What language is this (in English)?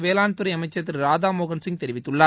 Tamil